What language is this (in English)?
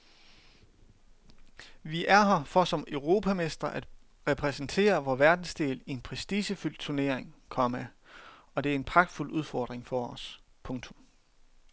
Danish